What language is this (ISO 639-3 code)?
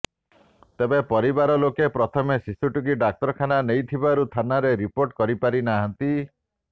ori